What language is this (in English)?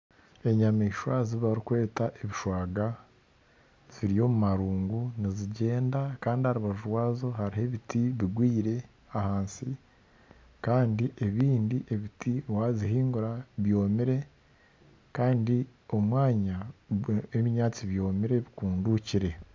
Nyankole